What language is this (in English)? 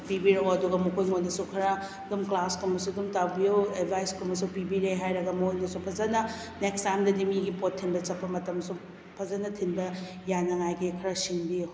Manipuri